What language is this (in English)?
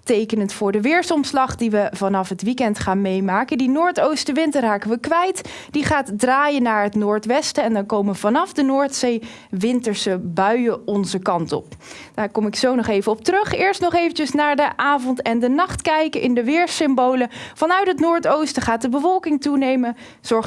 Dutch